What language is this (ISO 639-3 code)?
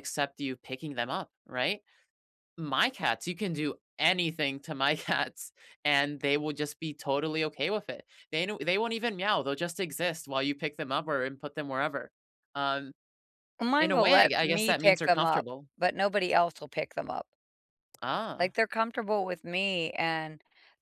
eng